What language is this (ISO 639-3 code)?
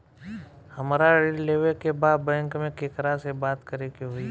bho